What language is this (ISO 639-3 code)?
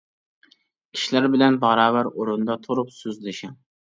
uig